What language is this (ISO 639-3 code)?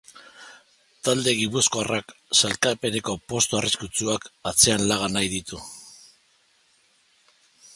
eus